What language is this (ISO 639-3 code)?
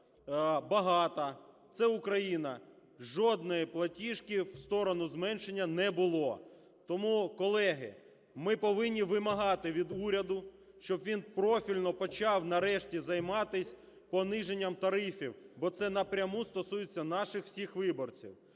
ukr